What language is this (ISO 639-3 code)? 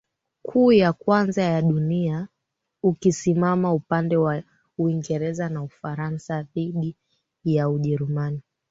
swa